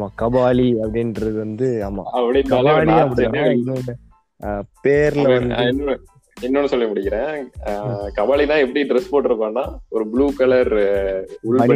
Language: Tamil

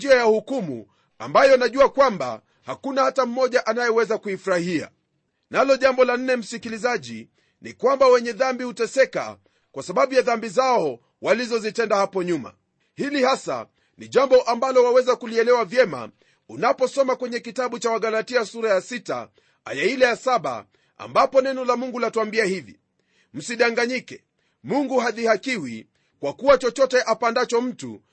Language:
Swahili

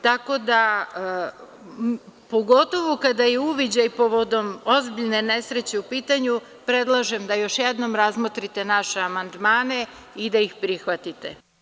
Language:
Serbian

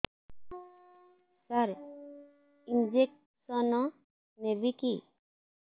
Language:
Odia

